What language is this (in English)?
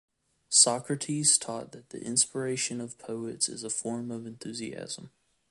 English